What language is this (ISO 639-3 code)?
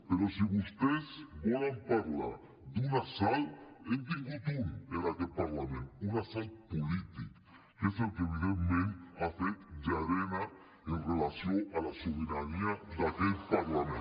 cat